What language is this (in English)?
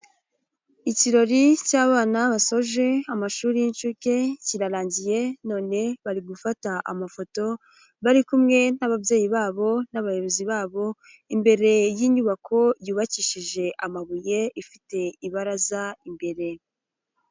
Kinyarwanda